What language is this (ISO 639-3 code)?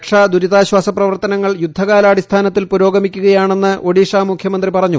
mal